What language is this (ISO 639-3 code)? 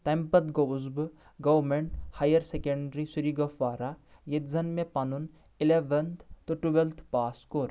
kas